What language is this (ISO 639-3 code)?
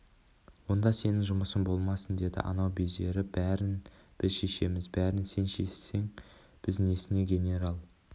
kaz